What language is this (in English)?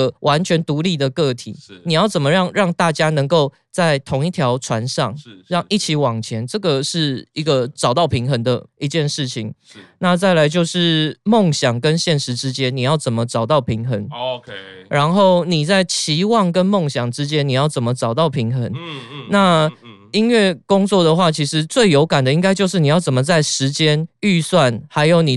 Chinese